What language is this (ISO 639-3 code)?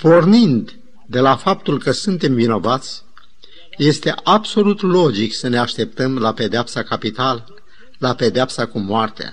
ron